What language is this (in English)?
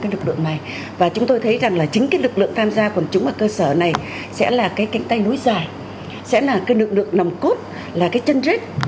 Vietnamese